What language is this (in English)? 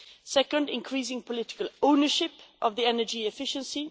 English